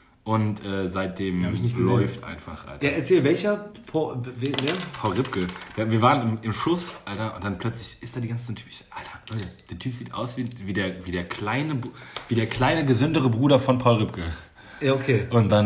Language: German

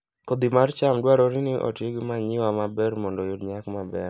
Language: Luo (Kenya and Tanzania)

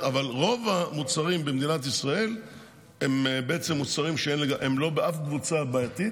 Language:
Hebrew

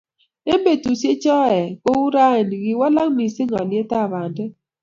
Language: Kalenjin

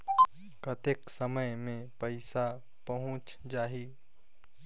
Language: Chhattisgarhi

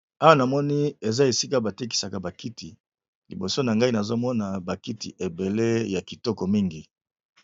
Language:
Lingala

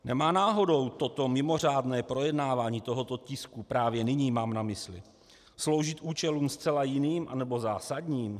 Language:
Czech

